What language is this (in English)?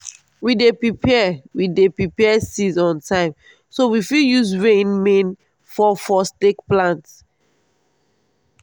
Nigerian Pidgin